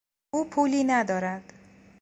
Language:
Persian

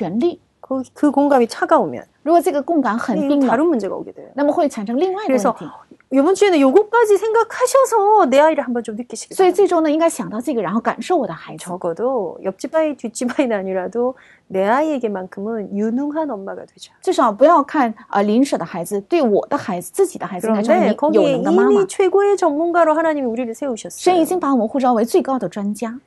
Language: Korean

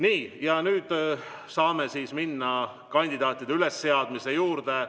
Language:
Estonian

